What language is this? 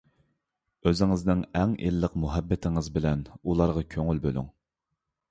Uyghur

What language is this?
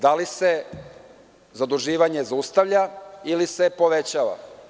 Serbian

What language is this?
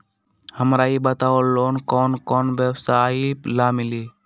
Magahi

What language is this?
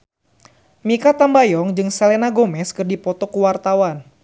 Sundanese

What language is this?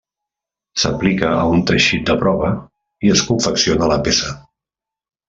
Catalan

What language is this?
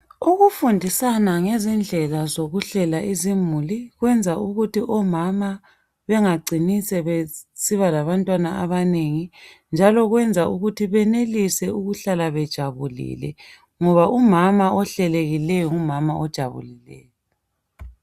North Ndebele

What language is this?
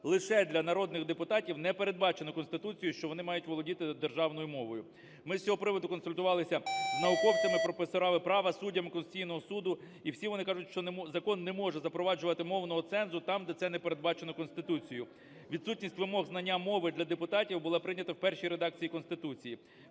Ukrainian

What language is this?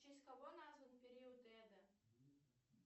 Russian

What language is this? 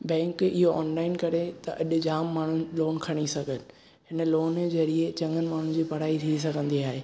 Sindhi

